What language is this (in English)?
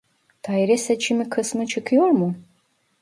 Turkish